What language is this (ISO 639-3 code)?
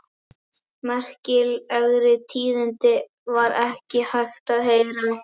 isl